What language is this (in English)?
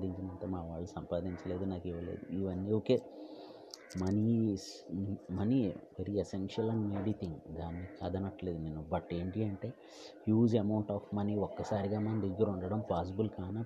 Telugu